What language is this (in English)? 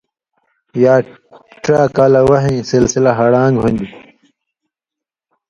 Indus Kohistani